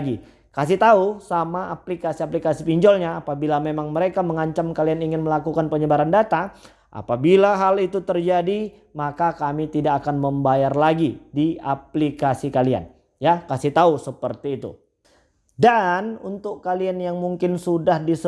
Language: Indonesian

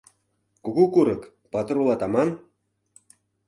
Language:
Mari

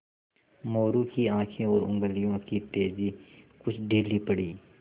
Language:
Hindi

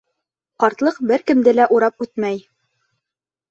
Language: Bashkir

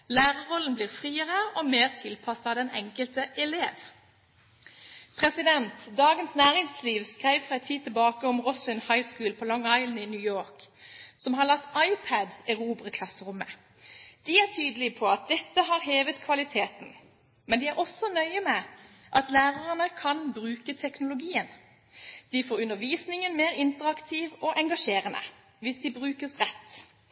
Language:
Norwegian Bokmål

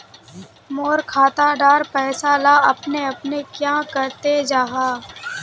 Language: Magahi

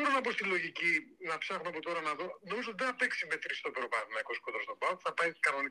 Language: Greek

